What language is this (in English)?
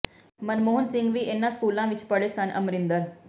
Punjabi